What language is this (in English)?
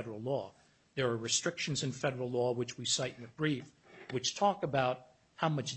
English